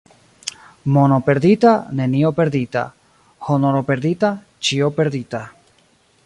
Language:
Esperanto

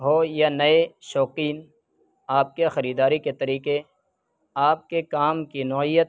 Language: Urdu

